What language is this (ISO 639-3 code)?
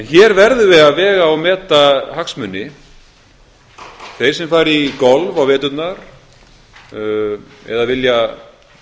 isl